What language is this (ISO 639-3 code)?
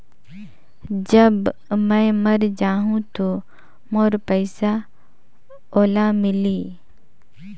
hne